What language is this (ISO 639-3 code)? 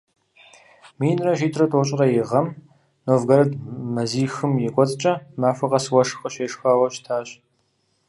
kbd